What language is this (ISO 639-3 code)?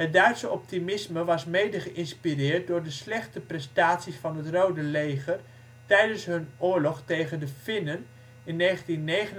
nld